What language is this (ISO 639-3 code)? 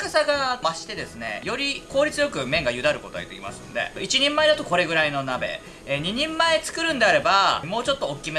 jpn